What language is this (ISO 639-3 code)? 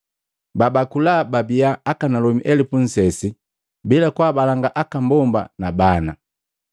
mgv